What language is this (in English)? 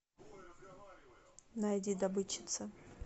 Russian